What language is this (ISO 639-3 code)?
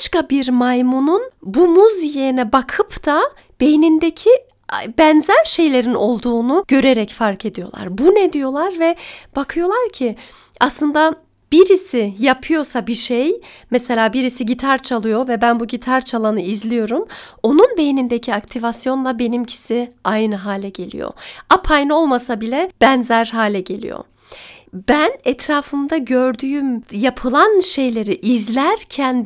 tur